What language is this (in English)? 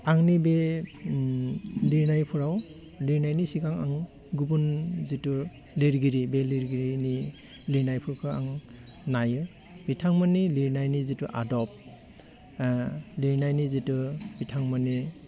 Bodo